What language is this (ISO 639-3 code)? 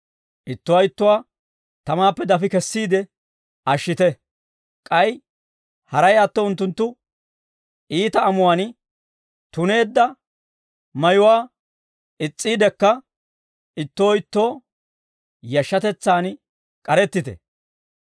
dwr